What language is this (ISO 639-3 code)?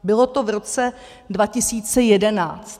ces